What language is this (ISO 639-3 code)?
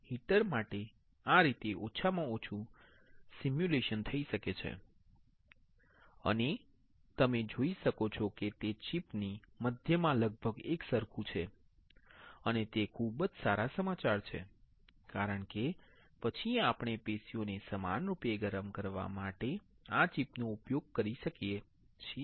guj